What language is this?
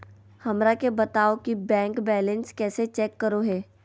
Magahi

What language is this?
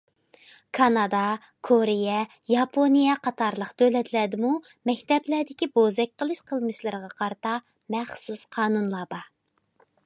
Uyghur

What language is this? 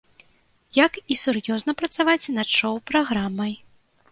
Belarusian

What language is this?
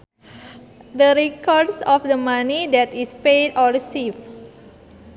Sundanese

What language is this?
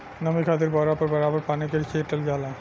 Bhojpuri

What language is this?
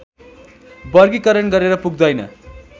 Nepali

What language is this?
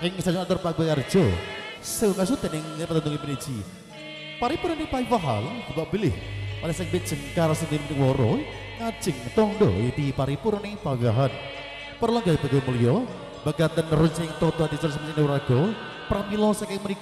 Indonesian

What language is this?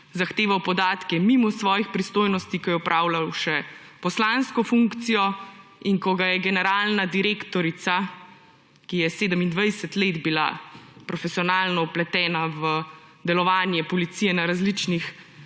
Slovenian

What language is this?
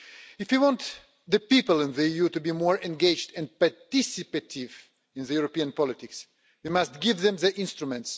English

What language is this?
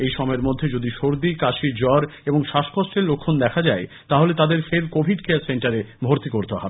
Bangla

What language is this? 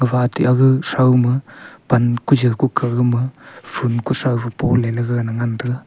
Wancho Naga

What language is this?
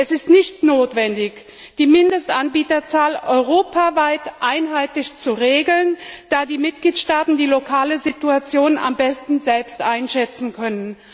German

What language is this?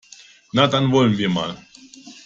German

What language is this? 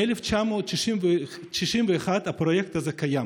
Hebrew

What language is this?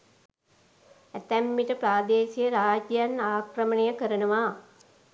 Sinhala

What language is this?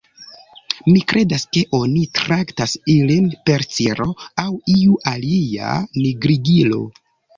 Esperanto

